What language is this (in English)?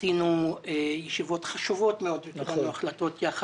Hebrew